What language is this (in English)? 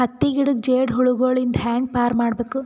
Kannada